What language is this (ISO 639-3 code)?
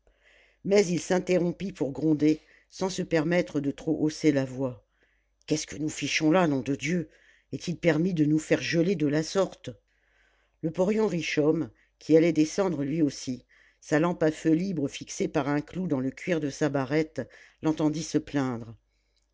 fra